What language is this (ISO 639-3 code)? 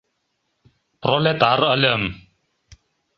chm